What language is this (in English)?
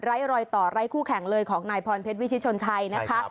Thai